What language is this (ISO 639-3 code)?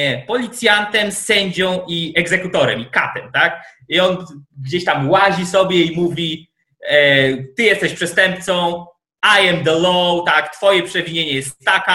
pol